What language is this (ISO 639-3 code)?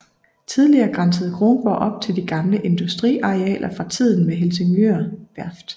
dan